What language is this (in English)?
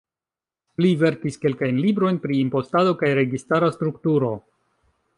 Esperanto